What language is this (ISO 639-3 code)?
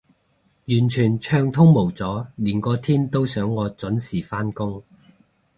yue